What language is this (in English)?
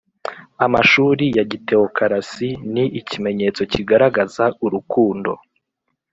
Kinyarwanda